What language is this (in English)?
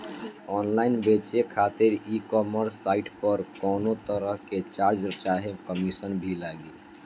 Bhojpuri